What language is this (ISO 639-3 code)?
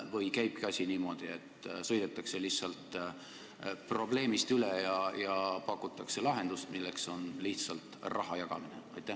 est